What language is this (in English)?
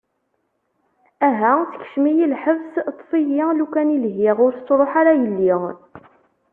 Kabyle